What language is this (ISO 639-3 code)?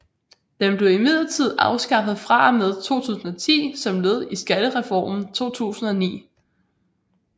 dan